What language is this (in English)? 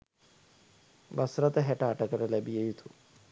Sinhala